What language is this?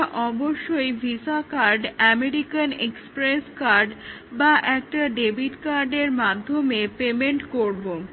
Bangla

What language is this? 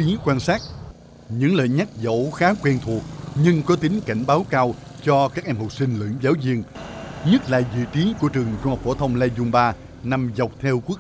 Vietnamese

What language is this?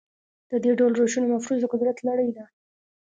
Pashto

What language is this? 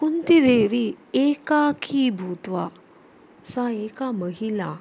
Sanskrit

